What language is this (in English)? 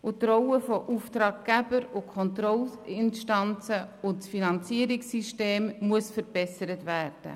Swiss German